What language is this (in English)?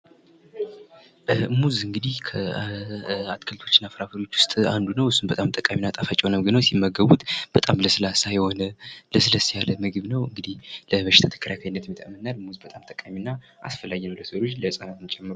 Amharic